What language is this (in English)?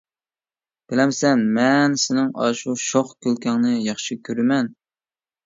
Uyghur